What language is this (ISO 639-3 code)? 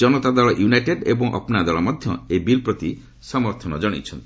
ori